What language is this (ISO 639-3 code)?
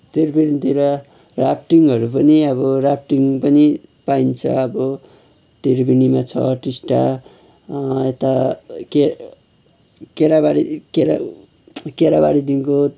nep